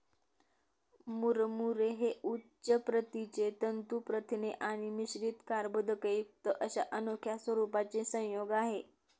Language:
Marathi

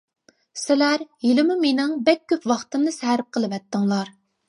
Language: Uyghur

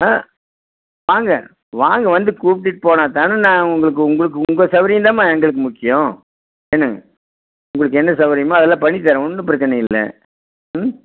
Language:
Tamil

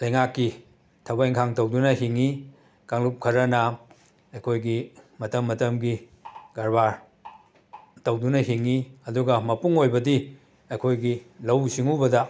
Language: Manipuri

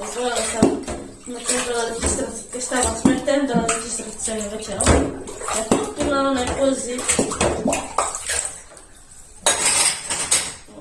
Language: Italian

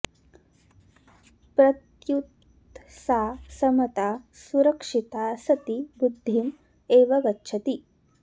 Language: Sanskrit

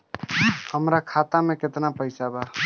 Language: Bhojpuri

